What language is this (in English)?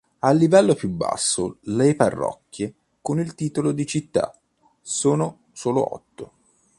Italian